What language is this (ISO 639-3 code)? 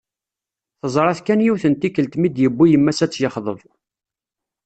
kab